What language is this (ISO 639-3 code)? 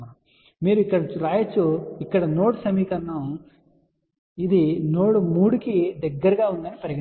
tel